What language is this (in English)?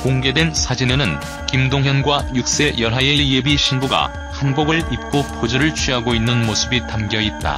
Korean